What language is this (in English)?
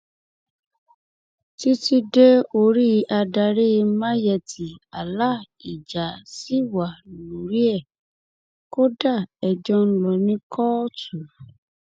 Yoruba